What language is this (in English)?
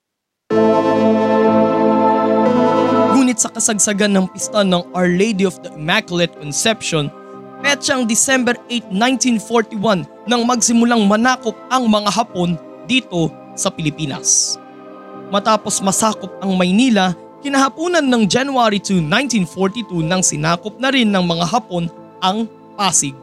Filipino